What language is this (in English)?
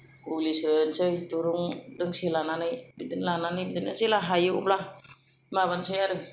Bodo